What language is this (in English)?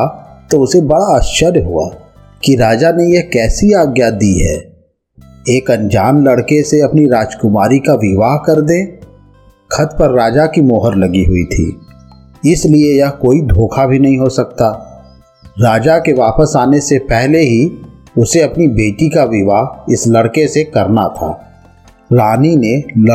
Hindi